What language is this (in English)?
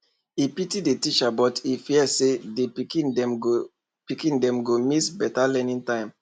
Nigerian Pidgin